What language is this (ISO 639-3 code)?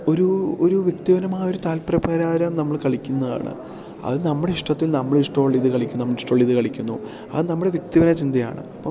mal